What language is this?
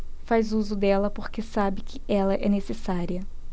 Portuguese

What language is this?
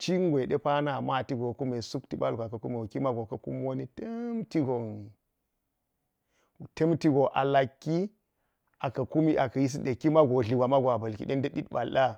Geji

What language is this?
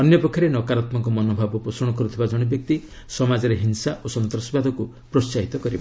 Odia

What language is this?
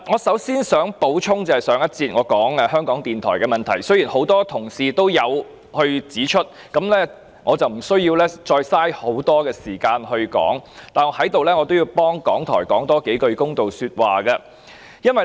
Cantonese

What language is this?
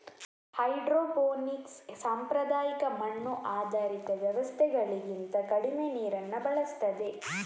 Kannada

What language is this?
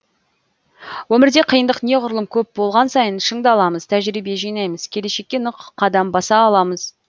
Kazakh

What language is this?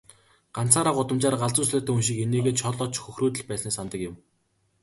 Mongolian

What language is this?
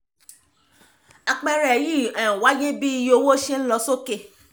Yoruba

